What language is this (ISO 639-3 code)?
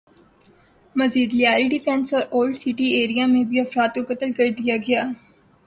urd